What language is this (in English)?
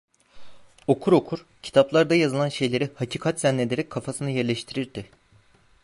Turkish